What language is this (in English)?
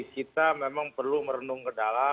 Indonesian